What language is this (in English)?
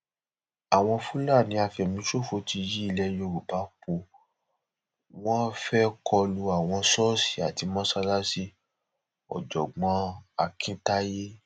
Yoruba